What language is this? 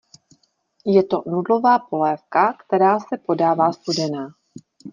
Czech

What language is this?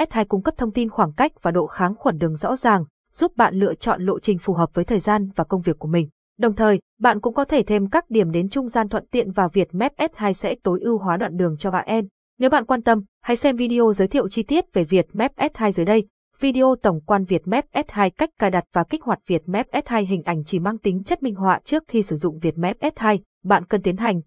Vietnamese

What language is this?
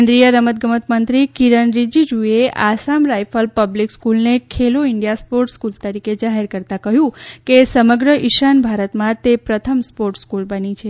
Gujarati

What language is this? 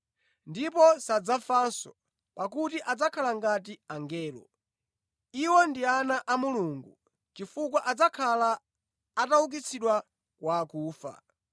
Nyanja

